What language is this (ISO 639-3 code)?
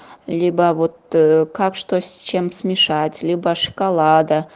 rus